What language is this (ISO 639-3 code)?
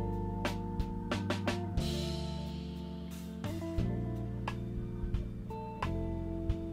hin